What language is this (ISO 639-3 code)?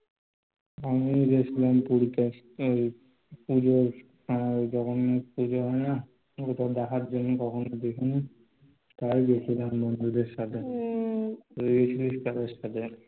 ben